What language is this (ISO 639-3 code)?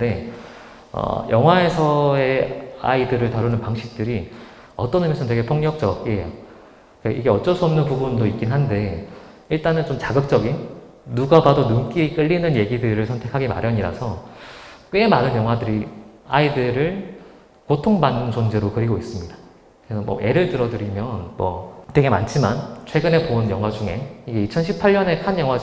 kor